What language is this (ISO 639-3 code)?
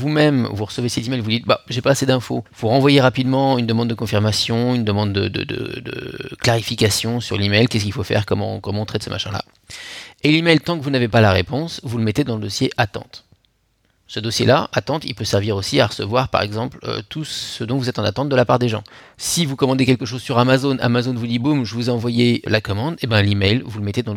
fra